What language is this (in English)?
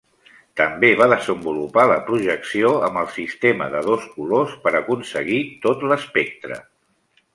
Catalan